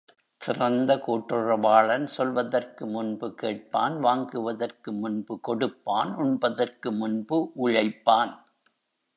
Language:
Tamil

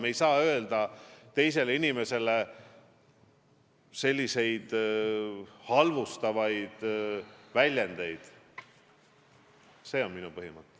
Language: Estonian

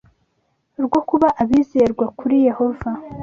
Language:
Kinyarwanda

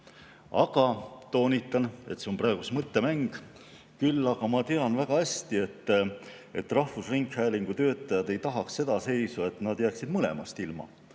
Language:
Estonian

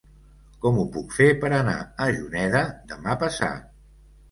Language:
Catalan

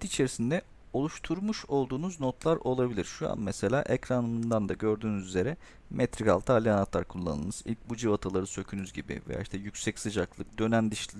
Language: Turkish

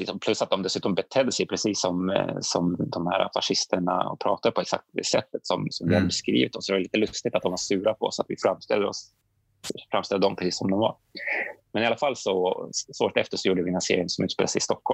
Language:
Swedish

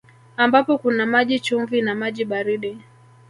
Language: Swahili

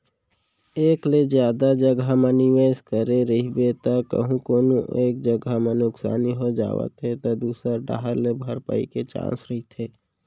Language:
Chhattisgarhi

